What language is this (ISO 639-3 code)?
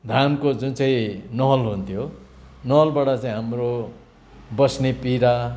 nep